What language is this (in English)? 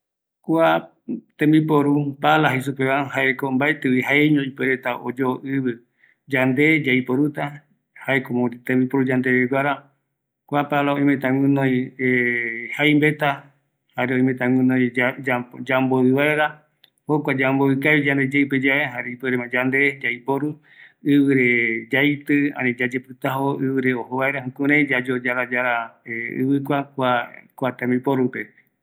Eastern Bolivian Guaraní